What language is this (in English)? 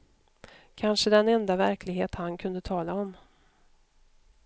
Swedish